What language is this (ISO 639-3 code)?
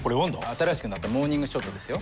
jpn